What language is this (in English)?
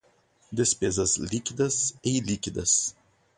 Portuguese